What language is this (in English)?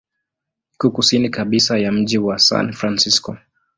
Swahili